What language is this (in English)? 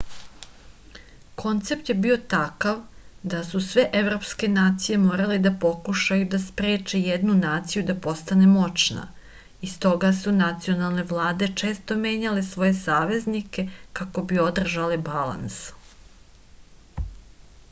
Serbian